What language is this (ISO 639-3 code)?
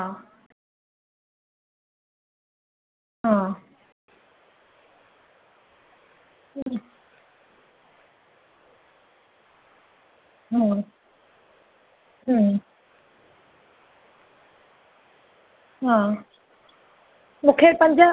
snd